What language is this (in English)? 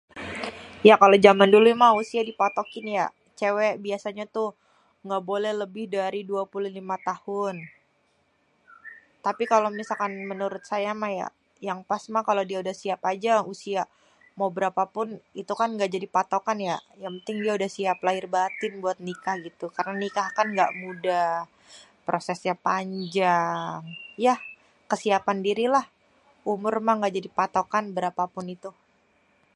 Betawi